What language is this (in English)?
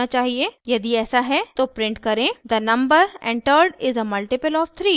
Hindi